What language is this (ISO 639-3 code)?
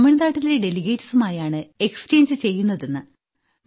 mal